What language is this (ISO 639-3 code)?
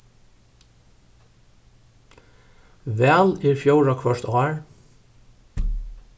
fao